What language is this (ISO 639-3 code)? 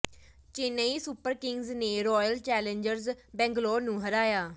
pan